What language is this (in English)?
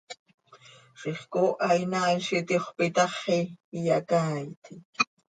Seri